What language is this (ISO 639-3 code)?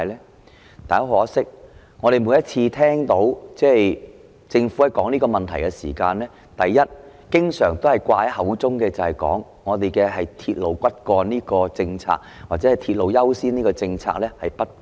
yue